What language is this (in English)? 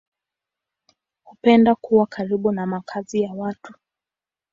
Swahili